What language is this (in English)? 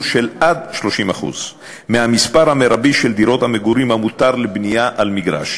Hebrew